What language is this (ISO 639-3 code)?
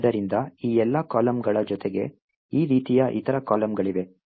kan